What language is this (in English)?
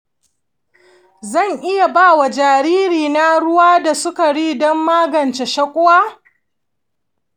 Hausa